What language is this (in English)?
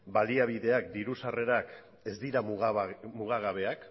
Basque